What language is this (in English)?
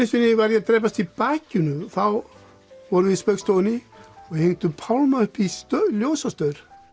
Icelandic